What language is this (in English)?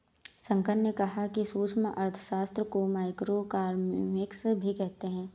Hindi